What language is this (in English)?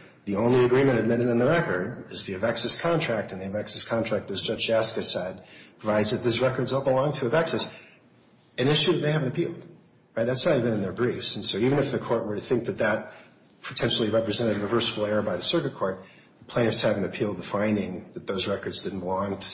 English